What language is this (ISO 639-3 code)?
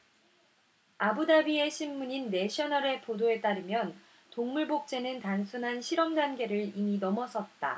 kor